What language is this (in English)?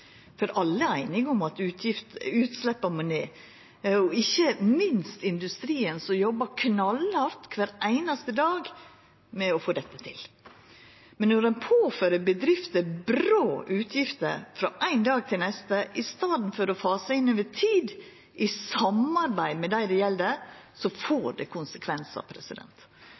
Norwegian Nynorsk